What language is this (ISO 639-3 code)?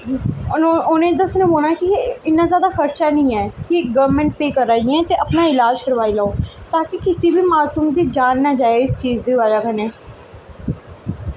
doi